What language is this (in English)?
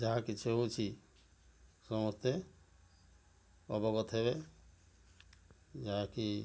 Odia